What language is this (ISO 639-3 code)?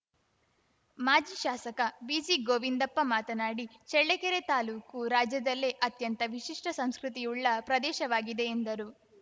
kan